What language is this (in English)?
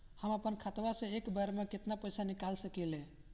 Bhojpuri